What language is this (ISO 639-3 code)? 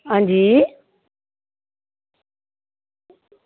doi